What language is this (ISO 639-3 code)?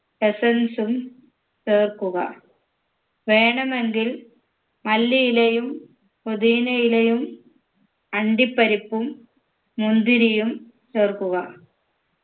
mal